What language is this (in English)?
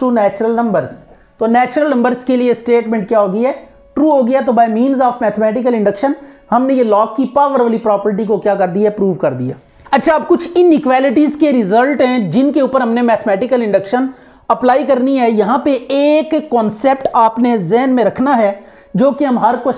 Hindi